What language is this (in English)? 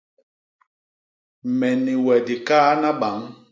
Basaa